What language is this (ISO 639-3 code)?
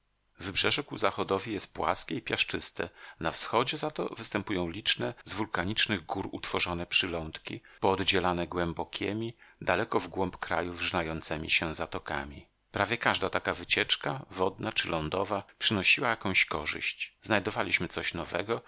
pol